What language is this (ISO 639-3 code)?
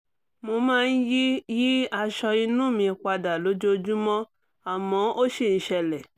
yor